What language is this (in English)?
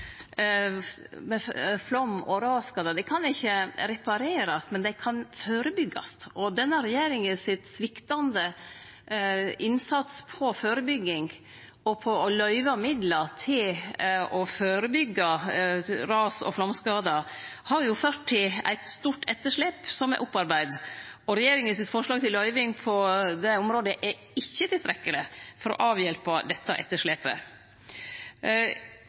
Norwegian Nynorsk